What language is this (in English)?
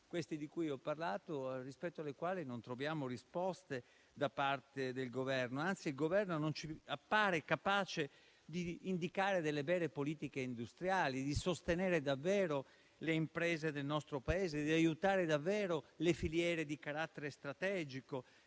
Italian